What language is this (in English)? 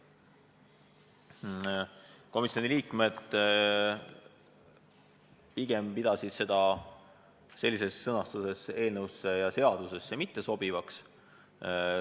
Estonian